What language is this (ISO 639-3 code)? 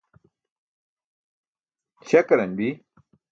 bsk